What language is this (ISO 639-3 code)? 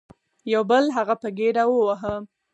pus